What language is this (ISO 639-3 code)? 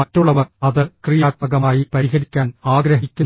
mal